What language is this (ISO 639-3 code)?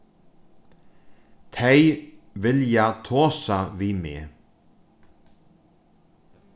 fao